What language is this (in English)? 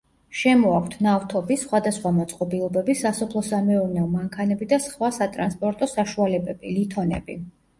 Georgian